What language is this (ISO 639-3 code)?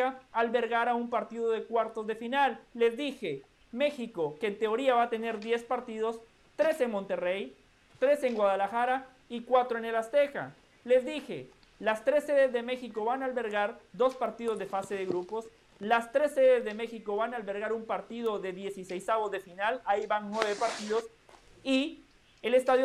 spa